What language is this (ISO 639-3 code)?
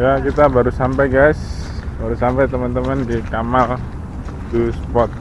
ind